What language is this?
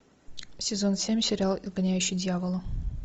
Russian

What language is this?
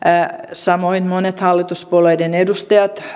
Finnish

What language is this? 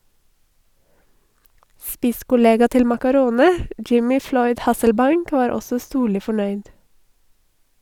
Norwegian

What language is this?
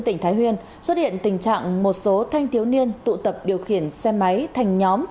Vietnamese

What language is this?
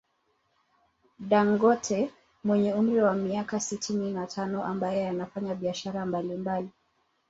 Swahili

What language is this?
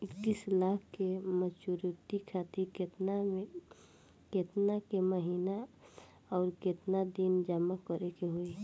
Bhojpuri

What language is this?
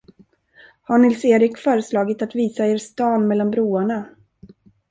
Swedish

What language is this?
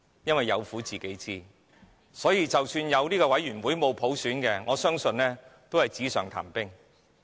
Cantonese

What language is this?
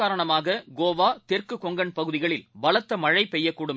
Tamil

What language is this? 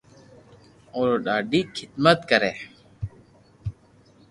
Loarki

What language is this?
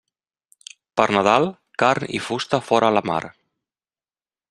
Catalan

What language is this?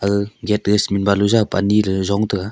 Wancho Naga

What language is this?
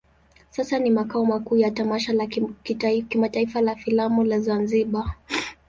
Swahili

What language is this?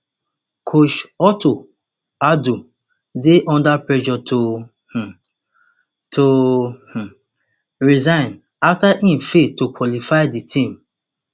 Nigerian Pidgin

